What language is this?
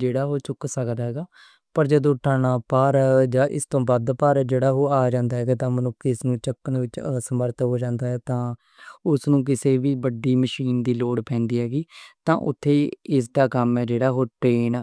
Western Panjabi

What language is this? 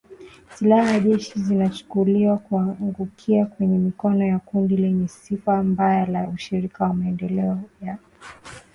Swahili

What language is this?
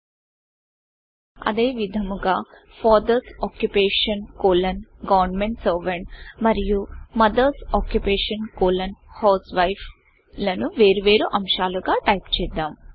Telugu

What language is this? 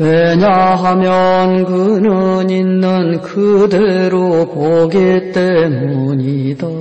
Korean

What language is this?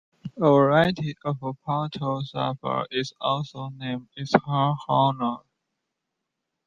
English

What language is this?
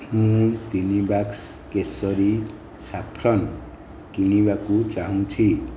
Odia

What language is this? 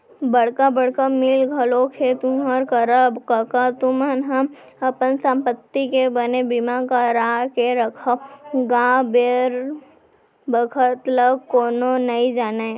Chhattisgarhi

